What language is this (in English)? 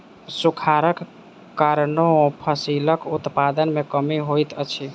Maithili